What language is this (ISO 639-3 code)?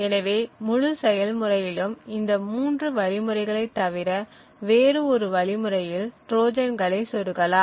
tam